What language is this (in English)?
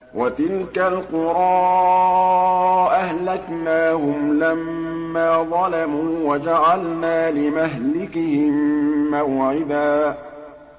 Arabic